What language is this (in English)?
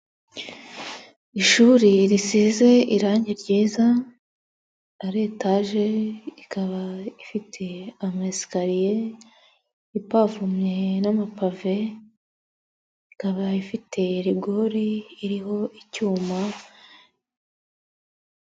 Kinyarwanda